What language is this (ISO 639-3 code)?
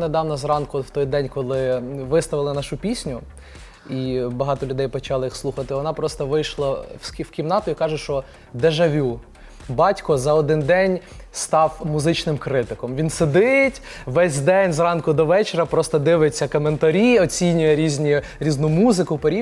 ukr